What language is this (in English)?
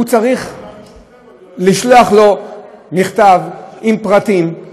Hebrew